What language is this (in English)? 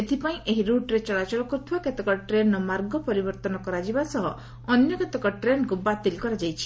Odia